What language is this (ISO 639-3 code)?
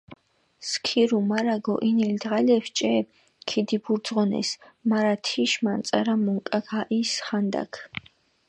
xmf